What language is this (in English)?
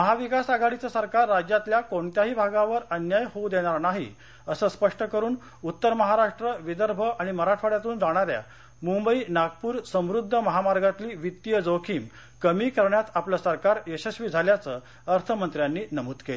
Marathi